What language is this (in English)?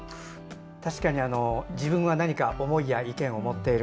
Japanese